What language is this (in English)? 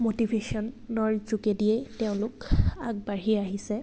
Assamese